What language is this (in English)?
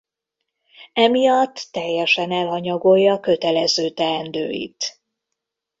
Hungarian